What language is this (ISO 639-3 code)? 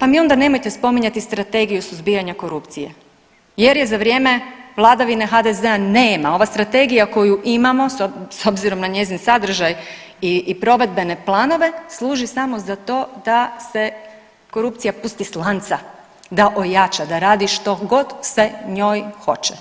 hrv